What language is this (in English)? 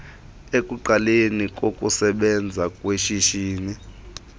Xhosa